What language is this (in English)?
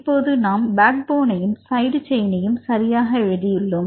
Tamil